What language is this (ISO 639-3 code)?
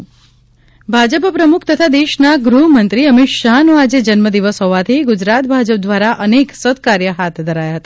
guj